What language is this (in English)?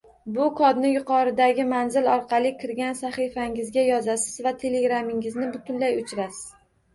Uzbek